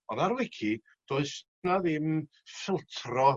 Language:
Welsh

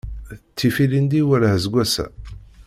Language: Kabyle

